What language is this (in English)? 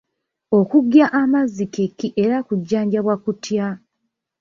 Ganda